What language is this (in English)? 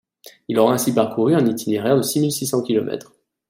French